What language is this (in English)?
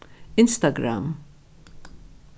Faroese